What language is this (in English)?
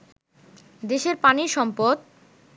Bangla